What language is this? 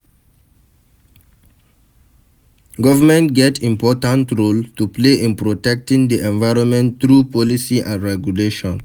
Nigerian Pidgin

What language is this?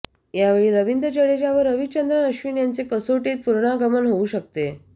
Marathi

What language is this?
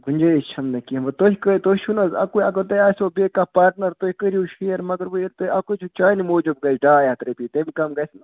Kashmiri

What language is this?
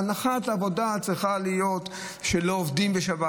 Hebrew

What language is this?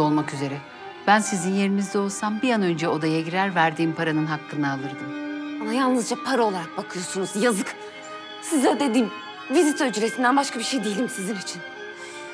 Turkish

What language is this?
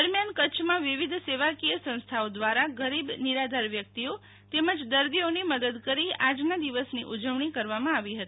Gujarati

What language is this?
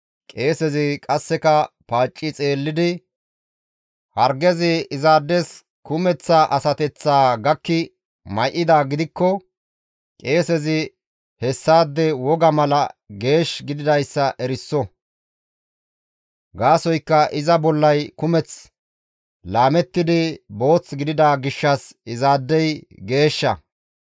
Gamo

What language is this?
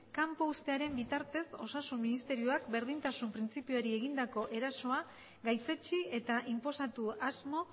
Basque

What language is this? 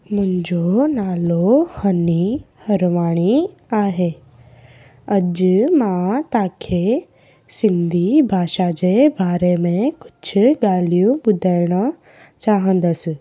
Sindhi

